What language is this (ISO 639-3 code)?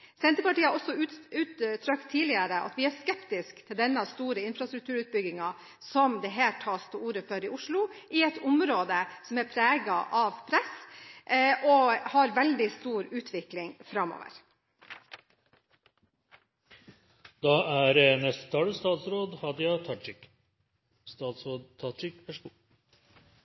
nob